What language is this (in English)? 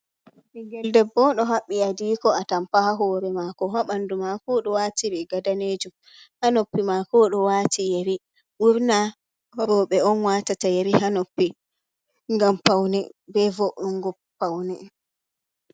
Fula